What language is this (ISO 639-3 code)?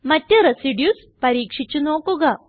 mal